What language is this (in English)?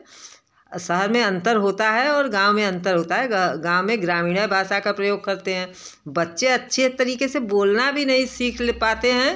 Hindi